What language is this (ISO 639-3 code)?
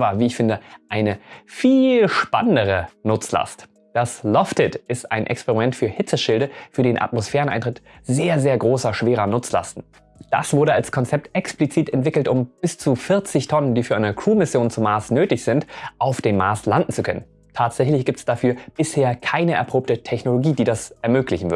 deu